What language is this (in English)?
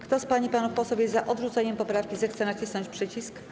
Polish